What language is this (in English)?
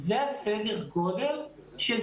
Hebrew